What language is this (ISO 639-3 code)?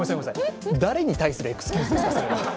jpn